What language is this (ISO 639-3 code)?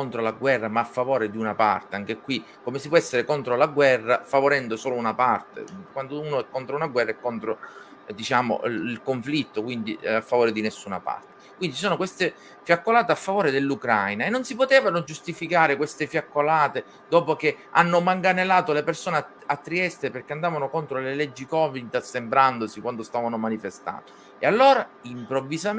ita